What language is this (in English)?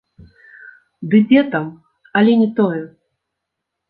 Belarusian